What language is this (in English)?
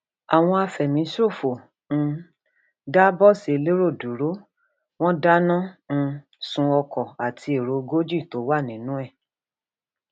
Yoruba